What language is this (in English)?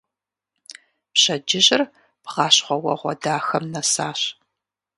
Kabardian